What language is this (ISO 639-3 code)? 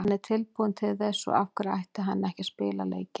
isl